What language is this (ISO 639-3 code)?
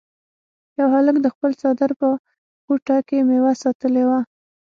pus